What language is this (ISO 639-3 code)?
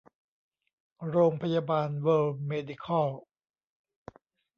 tha